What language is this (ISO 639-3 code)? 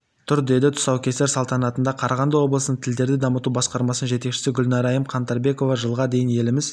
kaz